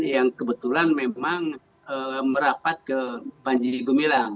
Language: Indonesian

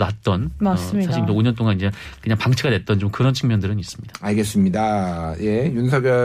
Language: Korean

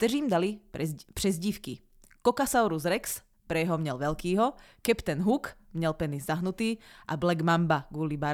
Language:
Czech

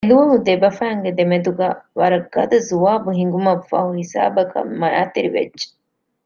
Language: Divehi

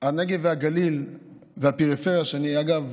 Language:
Hebrew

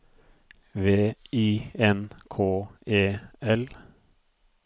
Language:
Norwegian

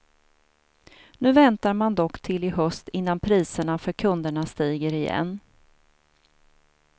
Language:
Swedish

